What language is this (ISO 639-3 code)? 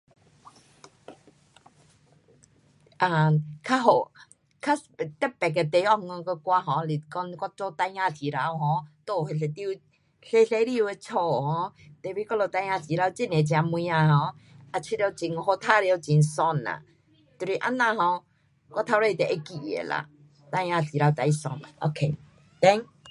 cpx